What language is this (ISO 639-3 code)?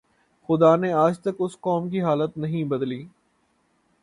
urd